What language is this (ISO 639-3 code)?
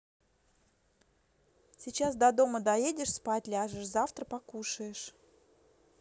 rus